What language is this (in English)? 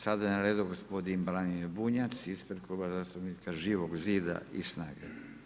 Croatian